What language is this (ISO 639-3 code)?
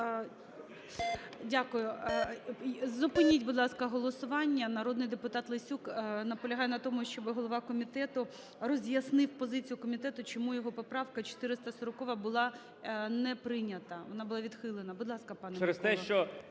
ukr